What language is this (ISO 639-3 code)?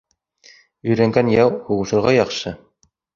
bak